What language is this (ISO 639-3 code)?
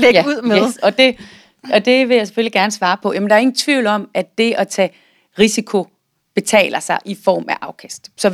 dan